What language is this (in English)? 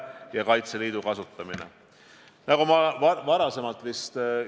Estonian